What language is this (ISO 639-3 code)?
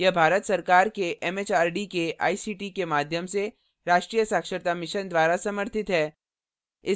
hin